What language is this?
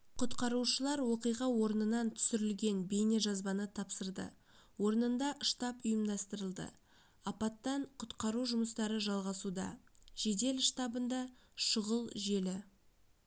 Kazakh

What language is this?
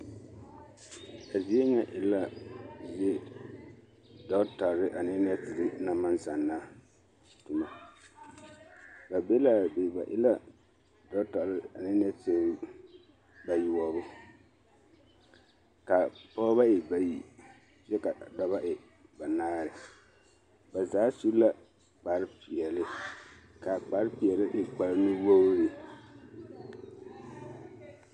Southern Dagaare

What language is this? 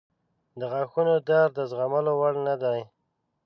Pashto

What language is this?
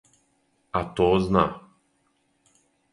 Serbian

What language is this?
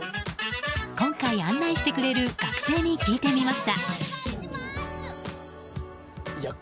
Japanese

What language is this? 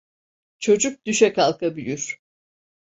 Turkish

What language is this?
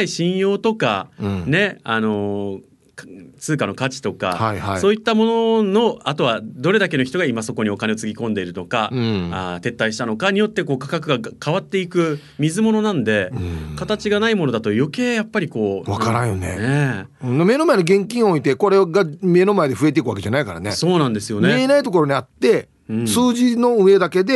Japanese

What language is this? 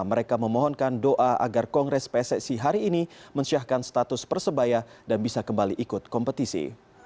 Indonesian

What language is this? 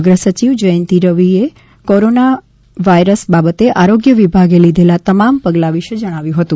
Gujarati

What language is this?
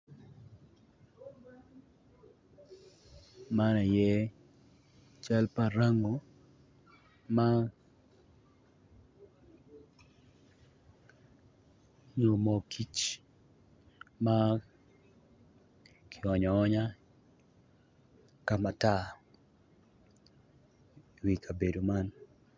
Acoli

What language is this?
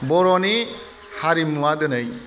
Bodo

